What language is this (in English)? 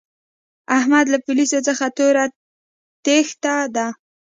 Pashto